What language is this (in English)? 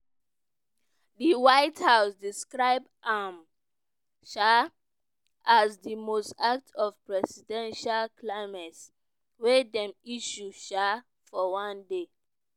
Nigerian Pidgin